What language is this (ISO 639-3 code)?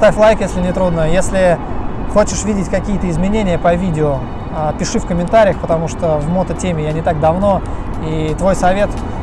rus